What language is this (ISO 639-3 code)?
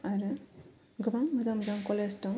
brx